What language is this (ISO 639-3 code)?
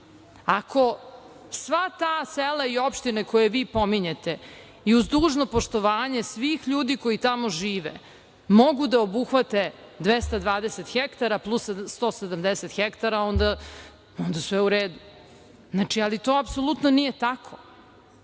srp